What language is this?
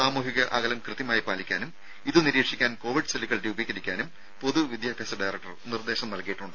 Malayalam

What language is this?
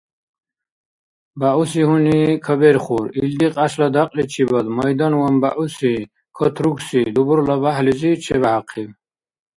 Dargwa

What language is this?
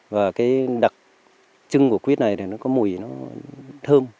Vietnamese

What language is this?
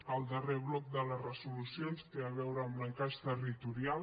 Catalan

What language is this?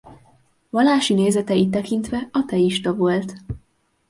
Hungarian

